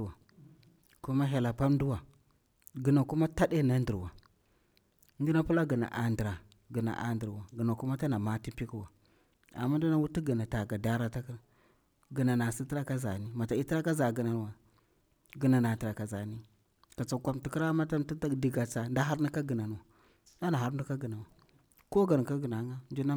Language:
Bura-Pabir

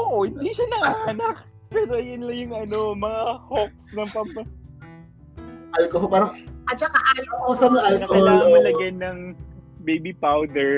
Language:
Filipino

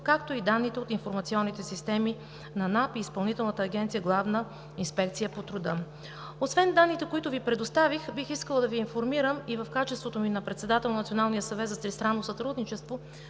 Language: Bulgarian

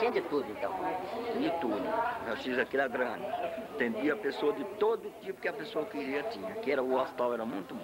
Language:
Portuguese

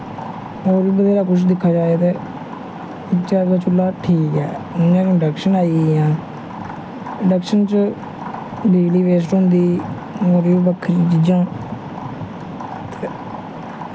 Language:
Dogri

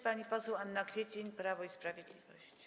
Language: Polish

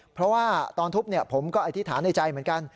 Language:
Thai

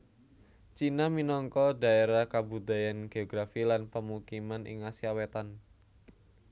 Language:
Javanese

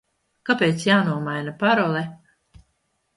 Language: Latvian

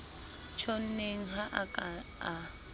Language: Southern Sotho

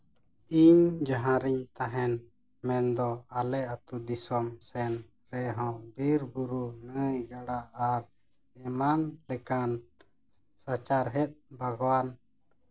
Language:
Santali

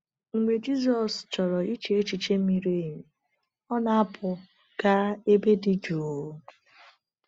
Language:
Igbo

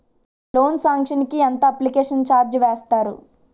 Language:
Telugu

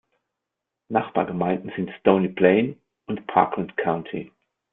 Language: German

